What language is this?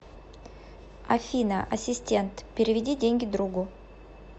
Russian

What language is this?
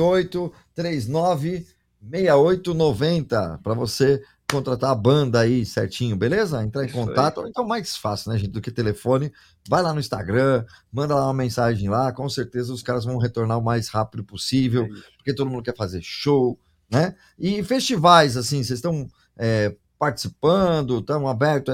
Portuguese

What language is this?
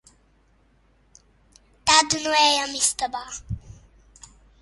Latvian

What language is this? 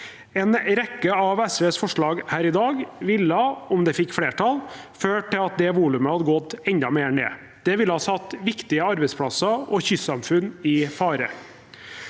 Norwegian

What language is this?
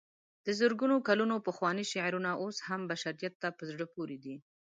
Pashto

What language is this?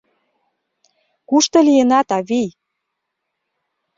Mari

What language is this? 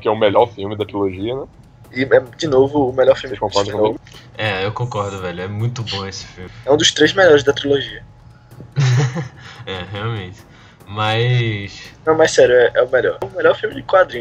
Portuguese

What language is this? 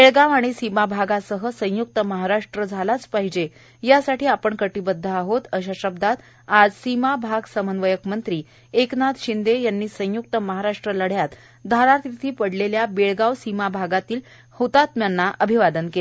Marathi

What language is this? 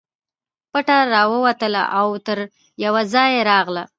Pashto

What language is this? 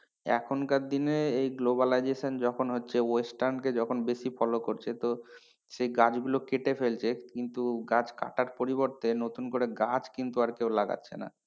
Bangla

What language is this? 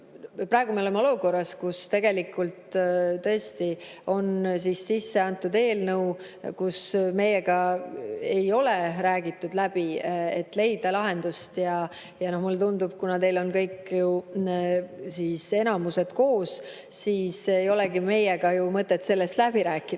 Estonian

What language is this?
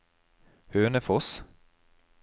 Norwegian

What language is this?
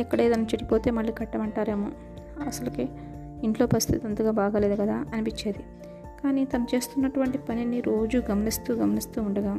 Telugu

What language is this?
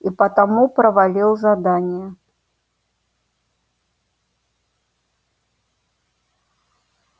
Russian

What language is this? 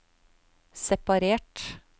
Norwegian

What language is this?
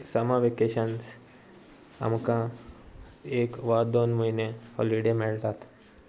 Konkani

